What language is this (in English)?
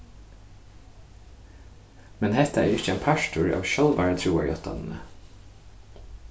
Faroese